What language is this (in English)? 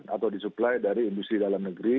Indonesian